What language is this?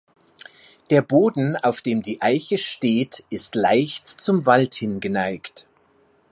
German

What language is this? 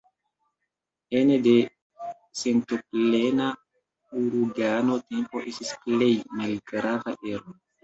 Esperanto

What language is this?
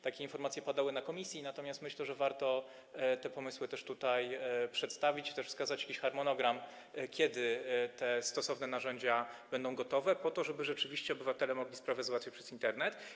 Polish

